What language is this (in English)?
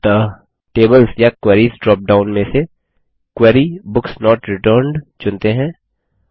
Hindi